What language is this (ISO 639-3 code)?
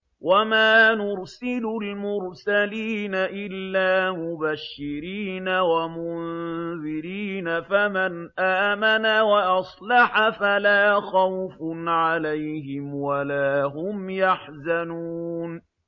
ara